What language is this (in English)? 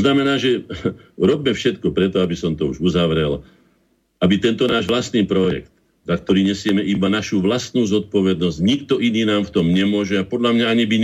Slovak